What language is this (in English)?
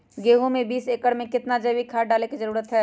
Magahi